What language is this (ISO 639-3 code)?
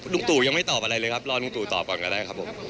tha